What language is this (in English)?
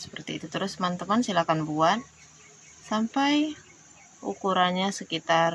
Indonesian